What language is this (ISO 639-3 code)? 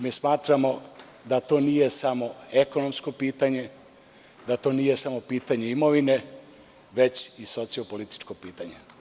srp